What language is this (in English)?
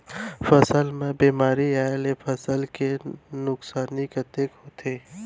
Chhattisgarhi